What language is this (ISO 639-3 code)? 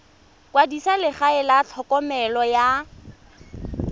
tsn